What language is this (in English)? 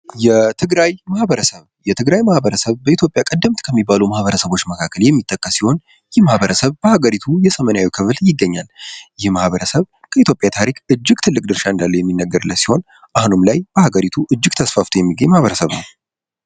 Amharic